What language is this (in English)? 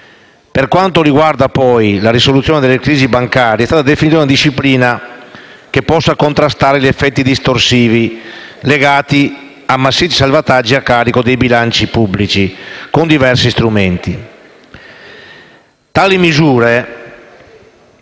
Italian